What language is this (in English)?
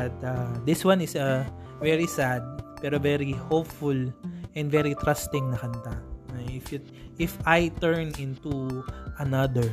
Filipino